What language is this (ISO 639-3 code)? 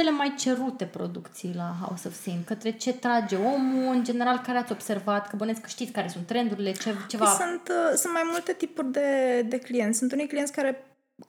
ron